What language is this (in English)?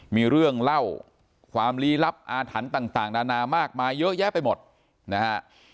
Thai